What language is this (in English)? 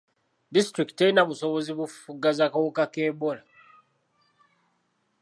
Ganda